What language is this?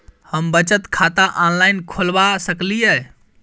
Maithili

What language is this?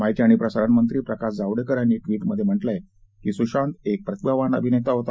Marathi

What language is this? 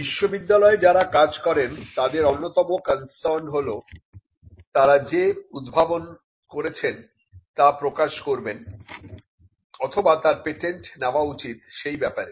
Bangla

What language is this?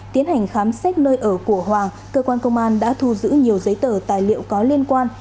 Vietnamese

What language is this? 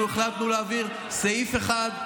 Hebrew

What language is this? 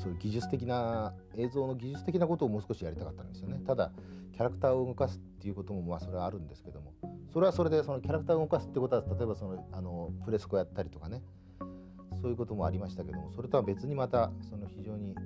Japanese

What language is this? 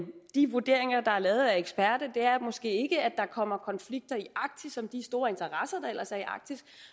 Danish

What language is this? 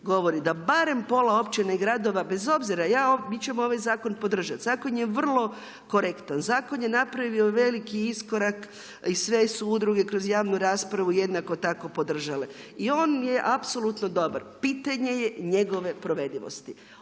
Croatian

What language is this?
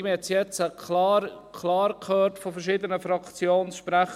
Swiss German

